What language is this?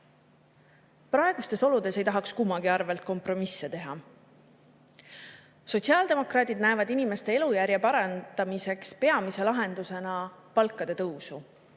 Estonian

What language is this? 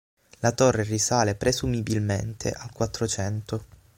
Italian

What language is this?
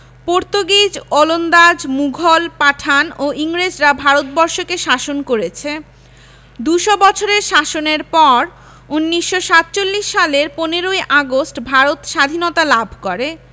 Bangla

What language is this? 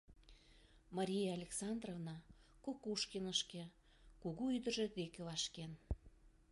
Mari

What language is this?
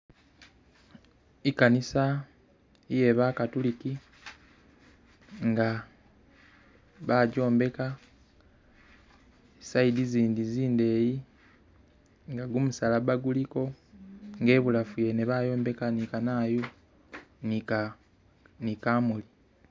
Masaaba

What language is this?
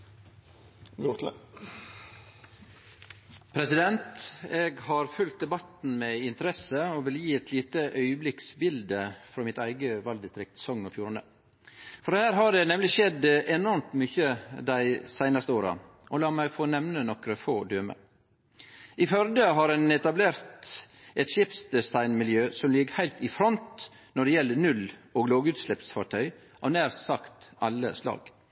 Norwegian Nynorsk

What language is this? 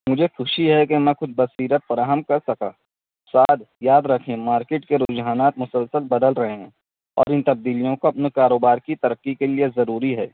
Urdu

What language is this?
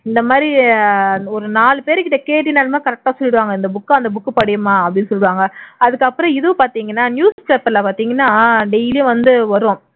Tamil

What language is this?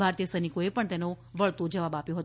Gujarati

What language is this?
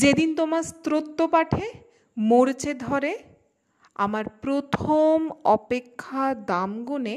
Bangla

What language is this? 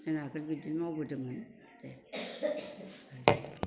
Bodo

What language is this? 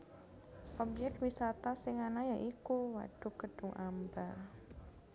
Javanese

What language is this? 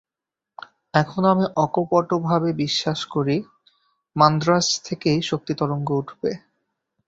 Bangla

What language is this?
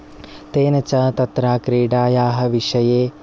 Sanskrit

